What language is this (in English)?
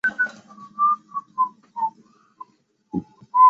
Chinese